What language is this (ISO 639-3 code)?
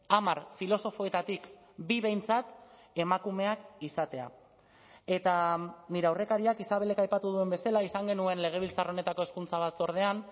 eus